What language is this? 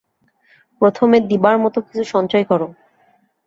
Bangla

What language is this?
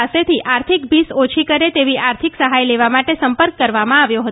Gujarati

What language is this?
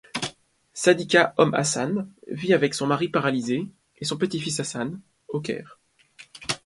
French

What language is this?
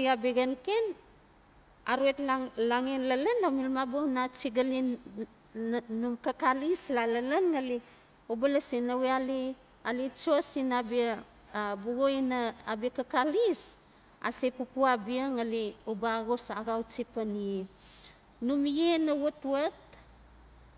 Notsi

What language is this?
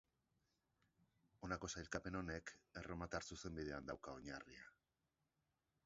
Basque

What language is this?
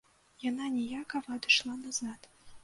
Belarusian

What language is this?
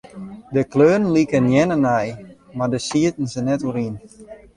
Western Frisian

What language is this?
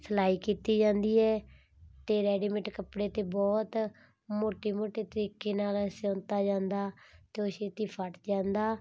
Punjabi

